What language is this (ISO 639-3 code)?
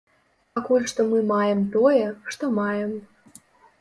bel